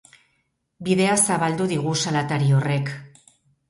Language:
Basque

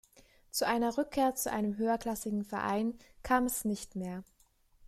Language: German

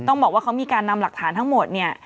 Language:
Thai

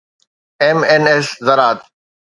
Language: Sindhi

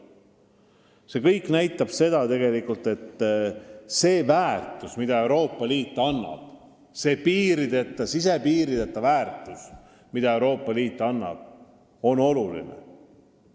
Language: Estonian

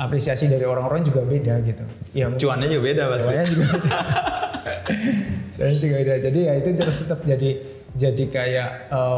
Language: Indonesian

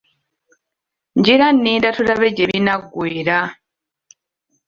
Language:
Ganda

